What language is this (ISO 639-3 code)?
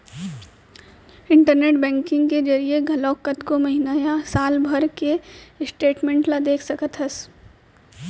hne